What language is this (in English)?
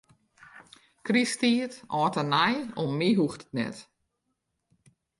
Western Frisian